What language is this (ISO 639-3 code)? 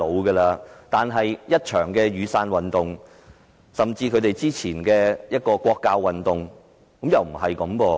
yue